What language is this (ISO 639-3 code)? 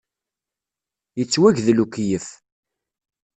kab